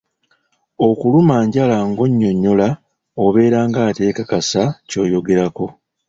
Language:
Ganda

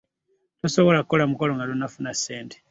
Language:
Ganda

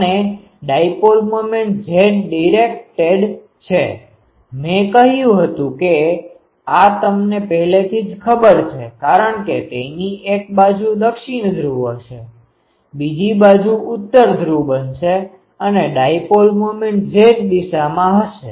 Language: Gujarati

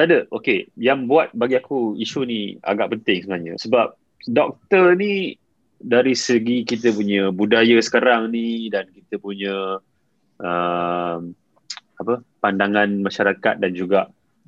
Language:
Malay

